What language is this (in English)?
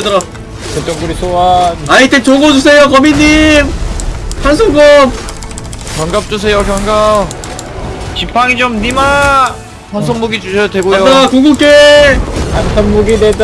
Korean